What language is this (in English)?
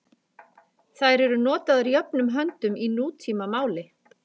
Icelandic